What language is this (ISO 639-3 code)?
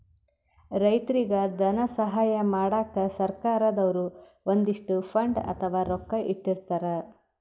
kan